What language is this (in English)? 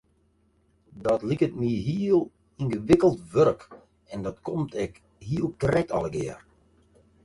Western Frisian